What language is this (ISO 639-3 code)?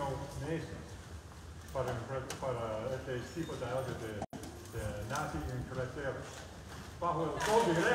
spa